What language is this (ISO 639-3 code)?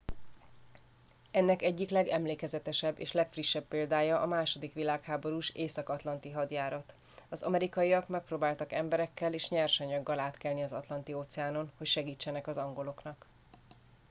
hun